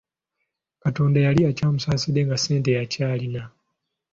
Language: Ganda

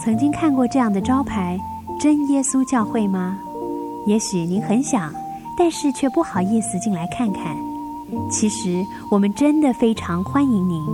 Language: Chinese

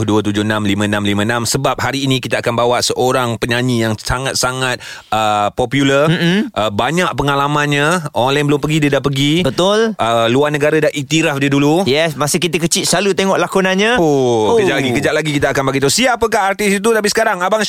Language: Malay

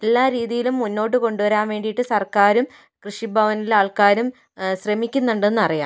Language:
Malayalam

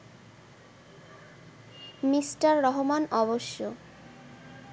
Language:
Bangla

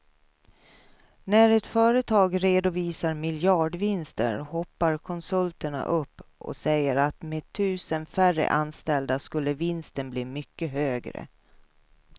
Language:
Swedish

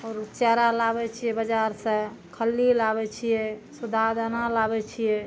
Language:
Maithili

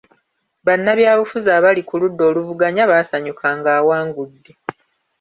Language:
Ganda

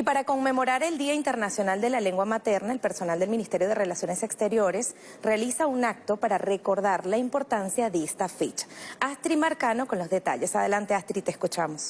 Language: Spanish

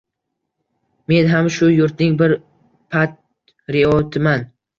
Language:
Uzbek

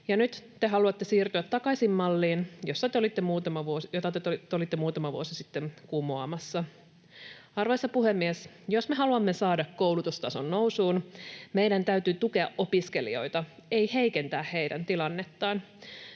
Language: Finnish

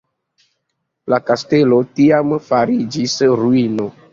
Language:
Esperanto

